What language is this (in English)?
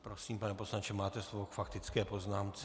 Czech